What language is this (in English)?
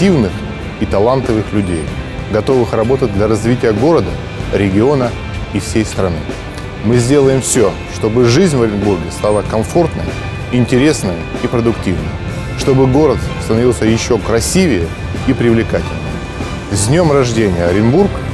Russian